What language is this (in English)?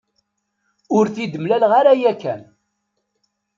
Kabyle